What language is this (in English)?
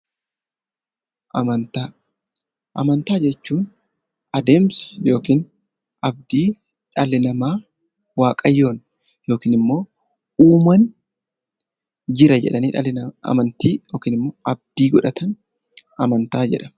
Oromo